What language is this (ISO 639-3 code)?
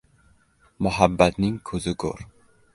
uzb